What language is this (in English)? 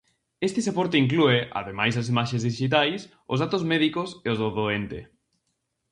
Galician